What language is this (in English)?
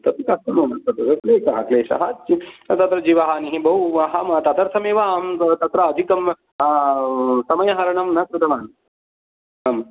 Sanskrit